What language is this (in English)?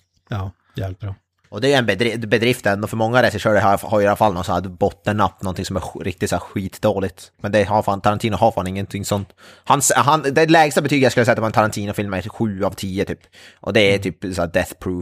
Swedish